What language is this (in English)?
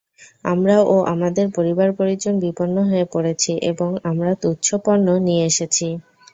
Bangla